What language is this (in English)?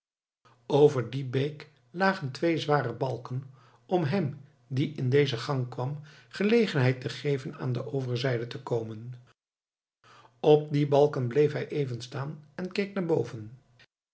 Dutch